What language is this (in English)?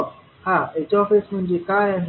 Marathi